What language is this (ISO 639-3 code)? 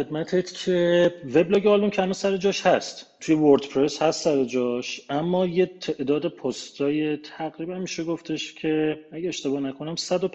fas